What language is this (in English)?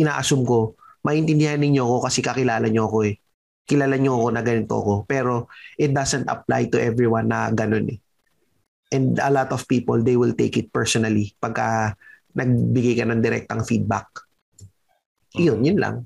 Filipino